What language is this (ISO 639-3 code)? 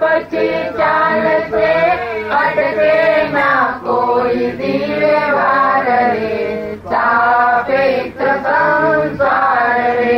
guj